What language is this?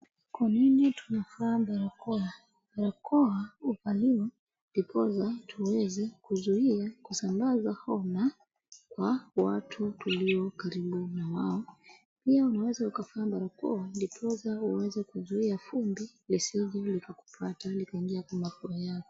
Swahili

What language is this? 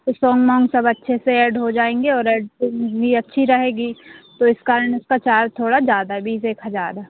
Hindi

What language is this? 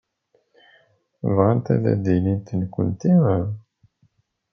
Kabyle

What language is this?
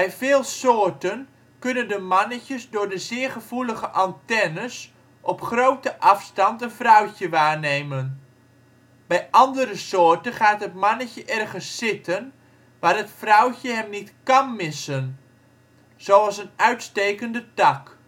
Dutch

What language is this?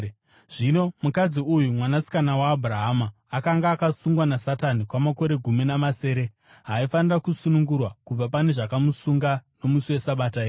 Shona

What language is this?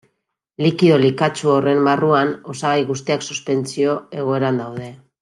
Basque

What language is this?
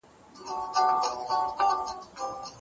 Pashto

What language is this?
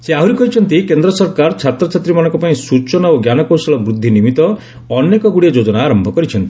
Odia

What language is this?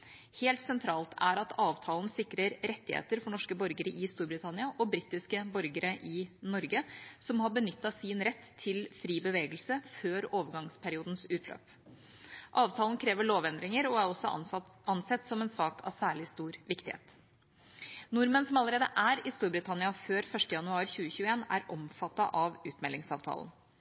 Norwegian Bokmål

